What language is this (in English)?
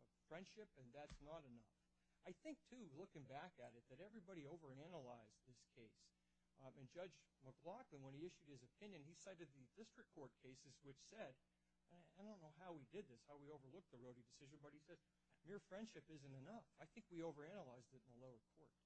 English